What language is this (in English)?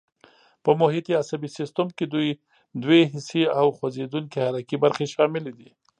Pashto